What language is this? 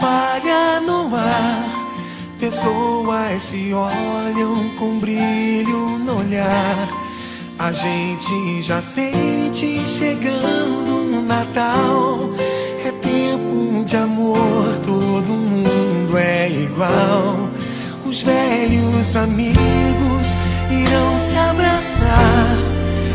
Romanian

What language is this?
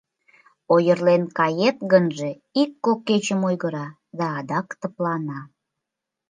Mari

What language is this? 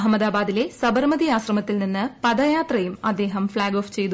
Malayalam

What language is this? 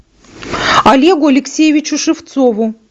Russian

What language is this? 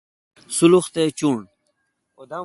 Kalkoti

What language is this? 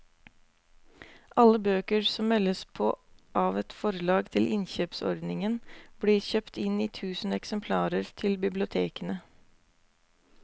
Norwegian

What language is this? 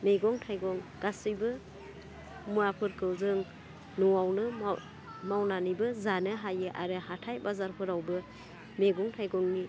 Bodo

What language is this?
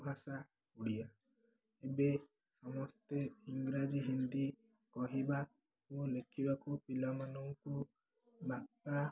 Odia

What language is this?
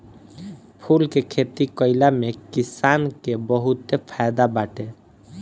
Bhojpuri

